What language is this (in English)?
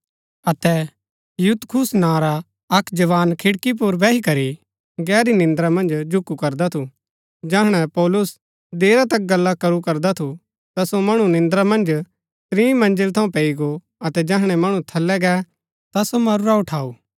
Gaddi